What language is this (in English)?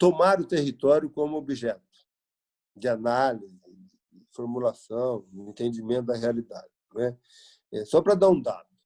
Portuguese